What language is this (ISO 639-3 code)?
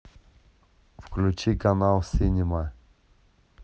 rus